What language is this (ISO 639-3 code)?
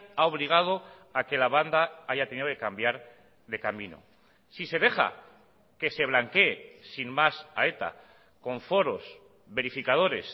spa